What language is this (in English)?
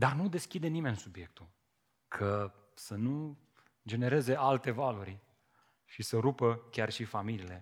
Romanian